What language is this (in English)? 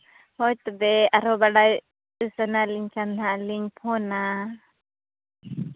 Santali